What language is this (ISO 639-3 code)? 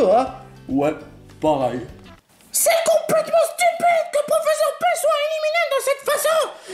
fra